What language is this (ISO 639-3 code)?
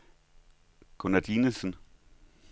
dan